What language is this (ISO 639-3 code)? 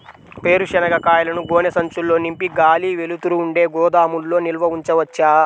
tel